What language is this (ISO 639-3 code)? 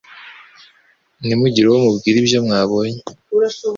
kin